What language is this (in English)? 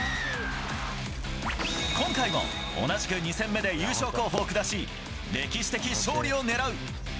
Japanese